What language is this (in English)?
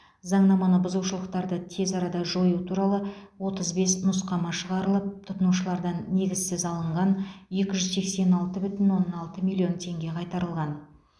Kazakh